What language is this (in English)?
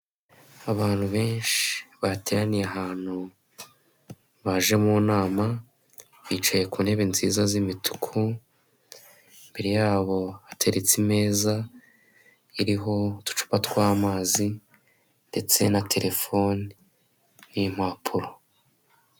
Kinyarwanda